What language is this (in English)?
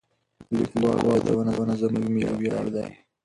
Pashto